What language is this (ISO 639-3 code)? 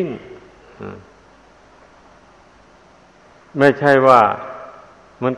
tha